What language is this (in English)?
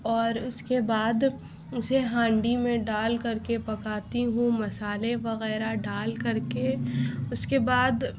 Urdu